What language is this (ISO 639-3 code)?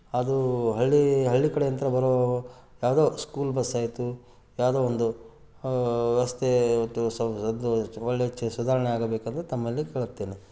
kan